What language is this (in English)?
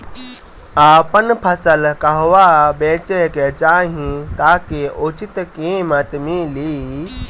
Bhojpuri